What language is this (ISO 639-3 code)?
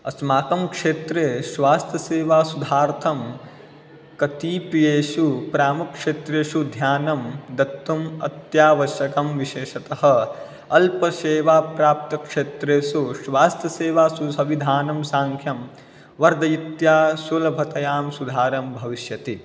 san